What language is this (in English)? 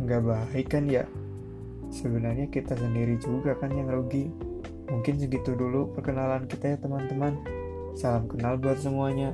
Indonesian